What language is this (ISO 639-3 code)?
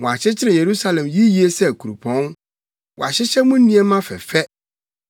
aka